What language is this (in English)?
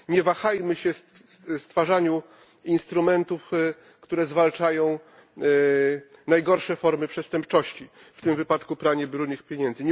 Polish